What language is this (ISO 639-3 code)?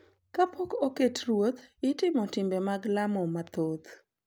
luo